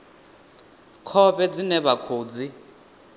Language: Venda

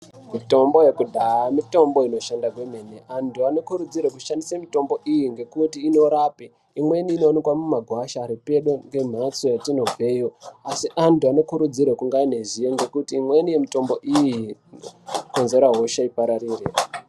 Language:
Ndau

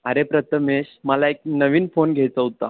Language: Marathi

